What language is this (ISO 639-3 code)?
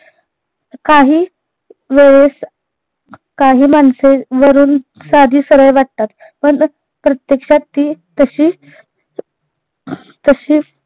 mar